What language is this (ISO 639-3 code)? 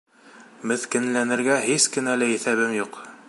bak